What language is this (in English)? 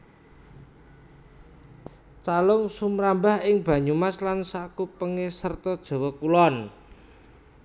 Javanese